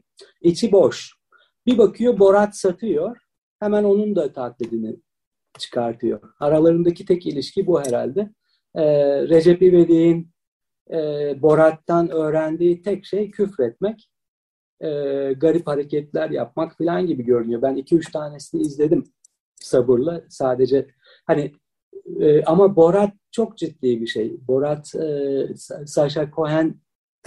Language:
Turkish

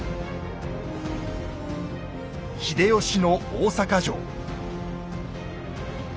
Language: Japanese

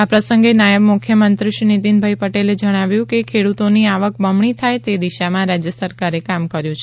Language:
Gujarati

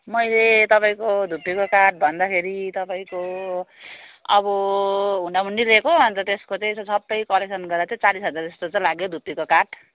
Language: Nepali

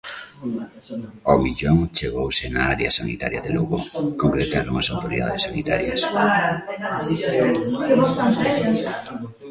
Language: Galician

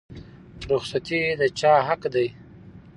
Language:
Pashto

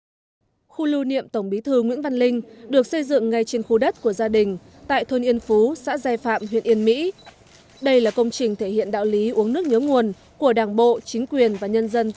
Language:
Vietnamese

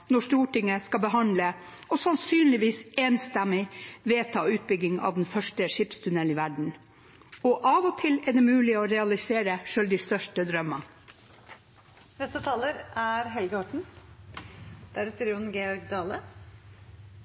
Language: Norwegian Bokmål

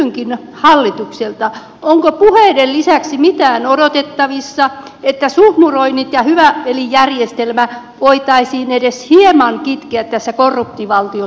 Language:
Finnish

